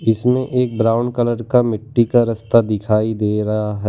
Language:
Hindi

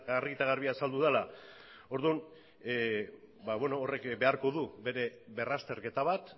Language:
Basque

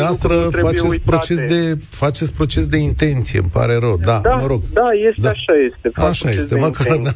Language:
Romanian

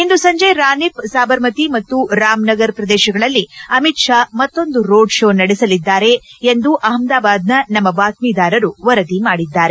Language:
Kannada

